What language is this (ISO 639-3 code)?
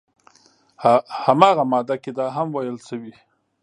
pus